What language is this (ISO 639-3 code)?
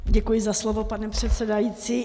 ces